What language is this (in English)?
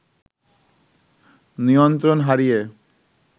Bangla